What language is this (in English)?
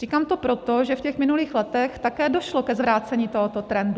Czech